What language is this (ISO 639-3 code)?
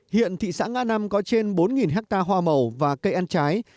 vie